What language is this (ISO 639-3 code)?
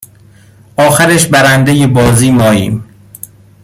fas